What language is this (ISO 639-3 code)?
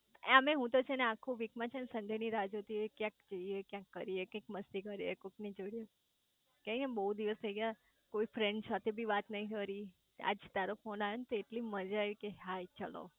guj